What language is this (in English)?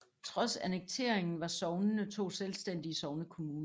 Danish